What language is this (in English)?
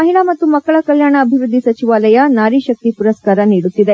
Kannada